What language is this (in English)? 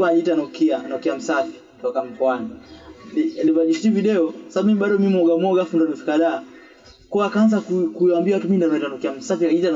Swahili